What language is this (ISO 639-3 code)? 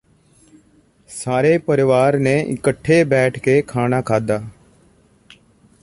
pan